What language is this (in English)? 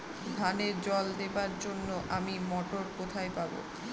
Bangla